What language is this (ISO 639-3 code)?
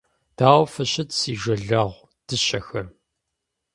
kbd